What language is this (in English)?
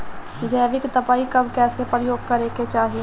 Bhojpuri